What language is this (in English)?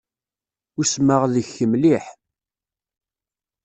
Kabyle